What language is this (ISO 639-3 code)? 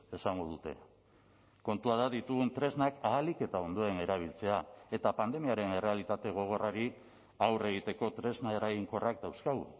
eus